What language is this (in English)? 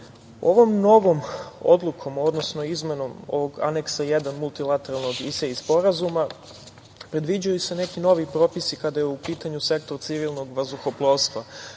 Serbian